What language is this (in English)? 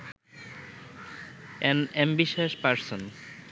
Bangla